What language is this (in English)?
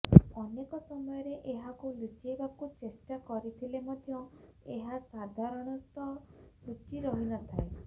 Odia